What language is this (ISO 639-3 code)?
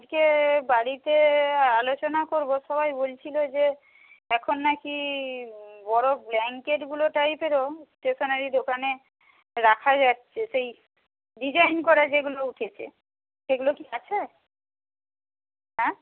ben